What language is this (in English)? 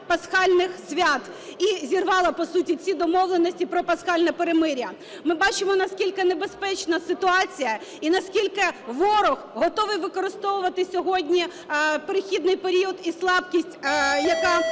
Ukrainian